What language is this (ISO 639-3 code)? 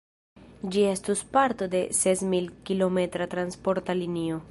epo